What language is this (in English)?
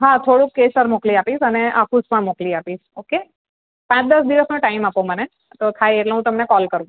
Gujarati